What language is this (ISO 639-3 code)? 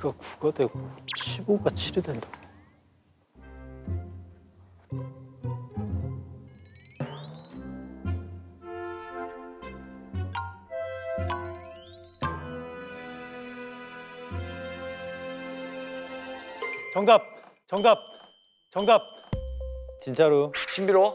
kor